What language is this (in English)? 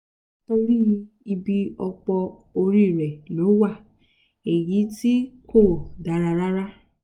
Yoruba